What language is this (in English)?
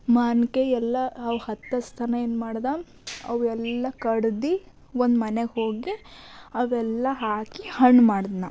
Kannada